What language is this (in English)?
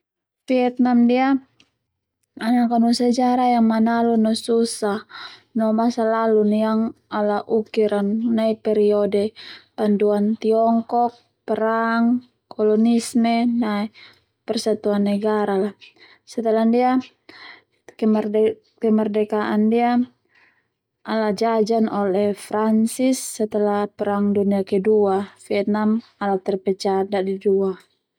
Termanu